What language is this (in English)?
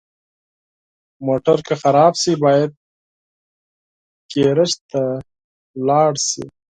Pashto